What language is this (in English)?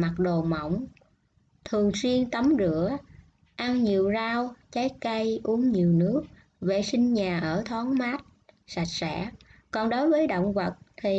Vietnamese